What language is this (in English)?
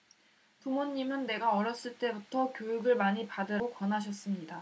Korean